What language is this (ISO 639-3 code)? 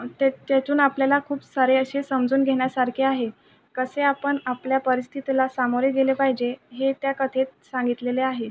mar